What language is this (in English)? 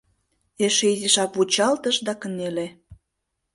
Mari